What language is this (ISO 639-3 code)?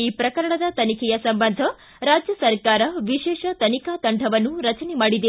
kan